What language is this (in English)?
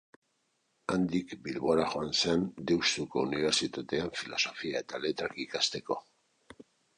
Basque